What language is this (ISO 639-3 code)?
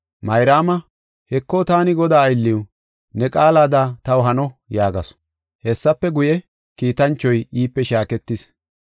gof